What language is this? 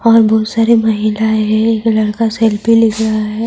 Urdu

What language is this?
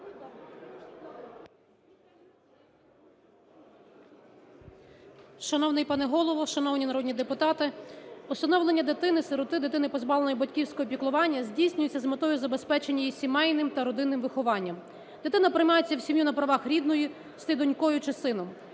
Ukrainian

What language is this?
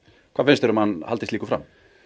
Icelandic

